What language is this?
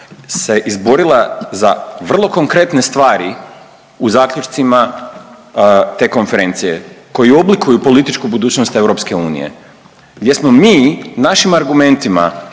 Croatian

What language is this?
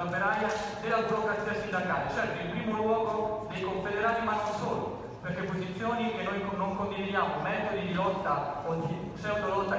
Italian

